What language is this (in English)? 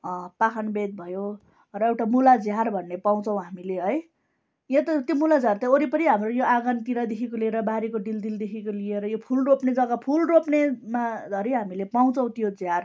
Nepali